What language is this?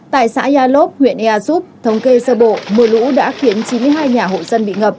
Vietnamese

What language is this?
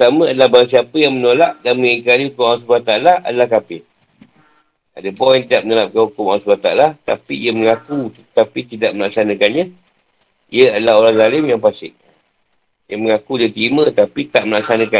Malay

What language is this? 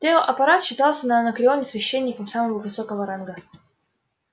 Russian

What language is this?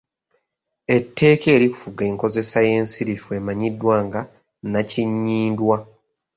Ganda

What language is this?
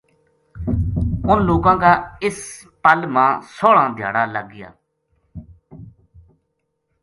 Gujari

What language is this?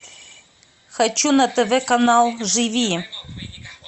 Russian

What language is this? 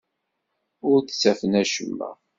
Kabyle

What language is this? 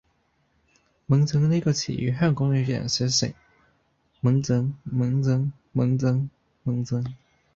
Cantonese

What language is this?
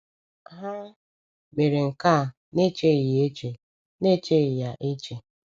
Igbo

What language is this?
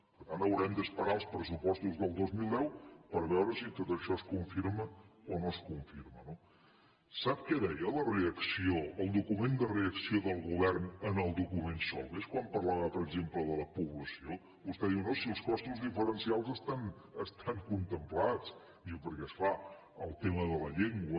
Catalan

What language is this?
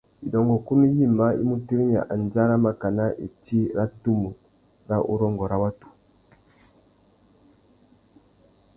Tuki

